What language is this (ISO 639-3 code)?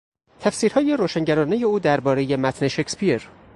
fas